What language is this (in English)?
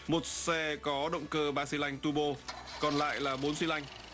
Vietnamese